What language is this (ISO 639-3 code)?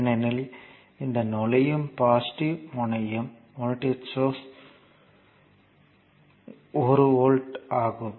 tam